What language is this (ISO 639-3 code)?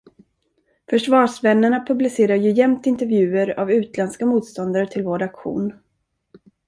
swe